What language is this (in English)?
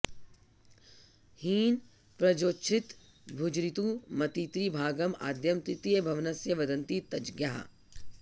Sanskrit